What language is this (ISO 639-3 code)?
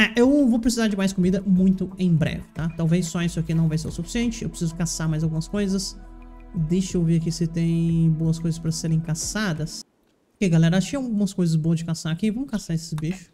por